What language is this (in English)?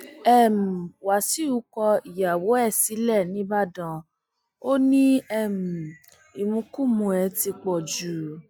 Yoruba